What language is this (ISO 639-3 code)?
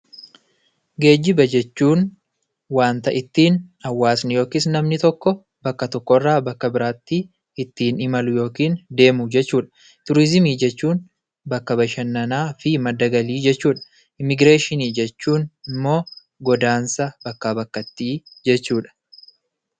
orm